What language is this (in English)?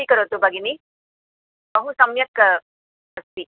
Sanskrit